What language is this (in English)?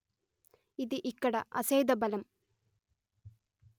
Telugu